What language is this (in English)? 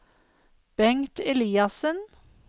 Norwegian